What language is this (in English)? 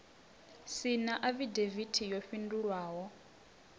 Venda